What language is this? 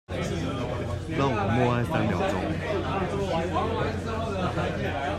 Chinese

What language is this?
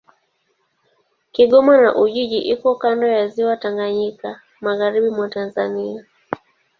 Swahili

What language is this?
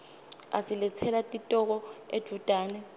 Swati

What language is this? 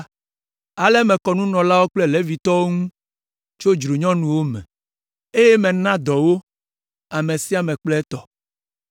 Ewe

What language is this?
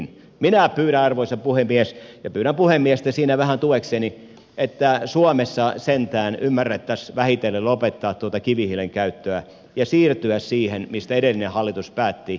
Finnish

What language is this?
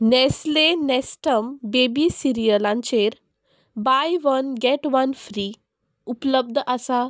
Konkani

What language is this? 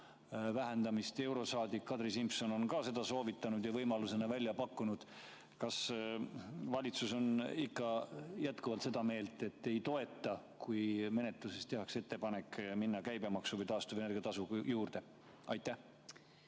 Estonian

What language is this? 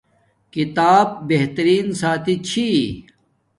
Domaaki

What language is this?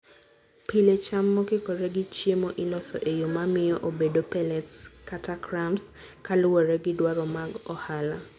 Luo (Kenya and Tanzania)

